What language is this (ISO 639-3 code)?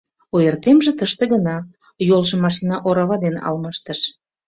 chm